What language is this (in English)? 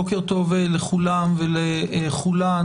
Hebrew